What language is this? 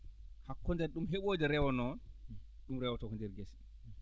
Fula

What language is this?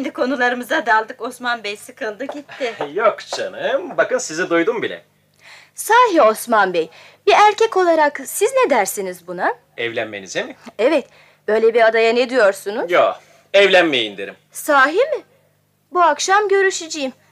Turkish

